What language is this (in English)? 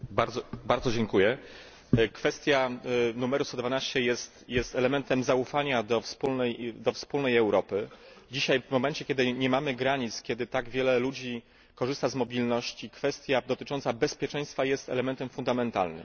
Polish